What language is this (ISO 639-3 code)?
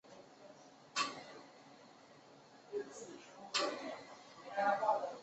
zho